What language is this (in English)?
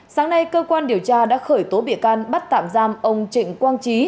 Vietnamese